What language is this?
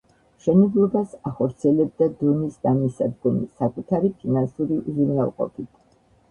Georgian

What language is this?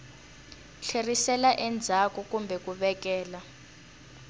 Tsonga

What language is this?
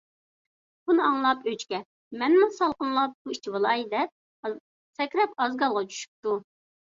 Uyghur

